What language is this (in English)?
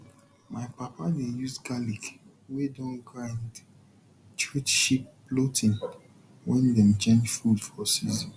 Nigerian Pidgin